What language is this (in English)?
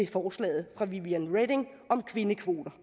Danish